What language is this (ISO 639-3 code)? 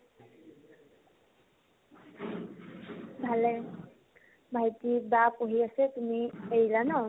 asm